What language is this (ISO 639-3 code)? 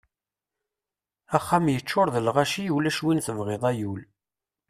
kab